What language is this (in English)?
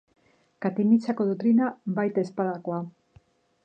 Basque